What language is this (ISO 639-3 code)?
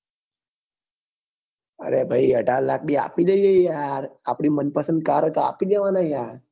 guj